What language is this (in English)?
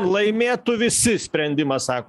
Lithuanian